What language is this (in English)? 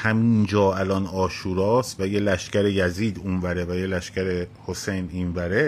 Persian